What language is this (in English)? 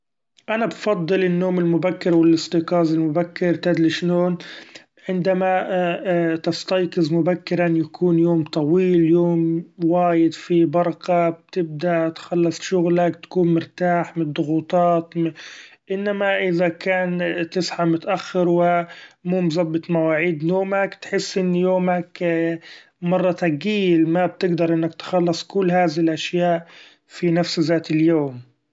Gulf Arabic